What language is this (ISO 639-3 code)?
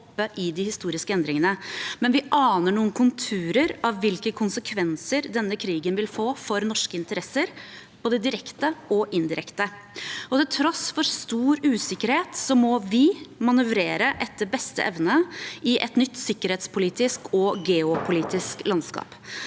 nor